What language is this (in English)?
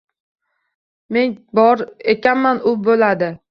Uzbek